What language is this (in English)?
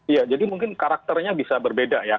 Indonesian